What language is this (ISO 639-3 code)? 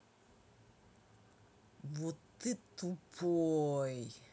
rus